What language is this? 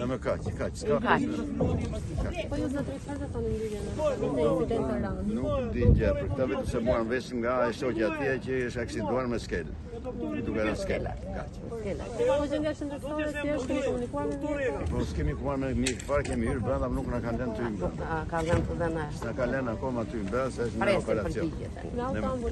Romanian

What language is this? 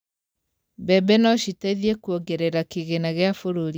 Kikuyu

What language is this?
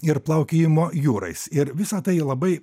Lithuanian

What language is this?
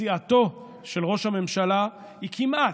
Hebrew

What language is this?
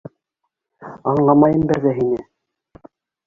Bashkir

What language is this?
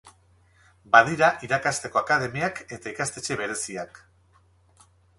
Basque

